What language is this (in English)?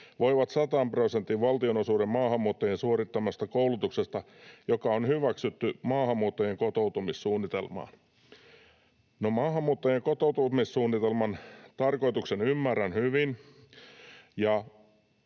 Finnish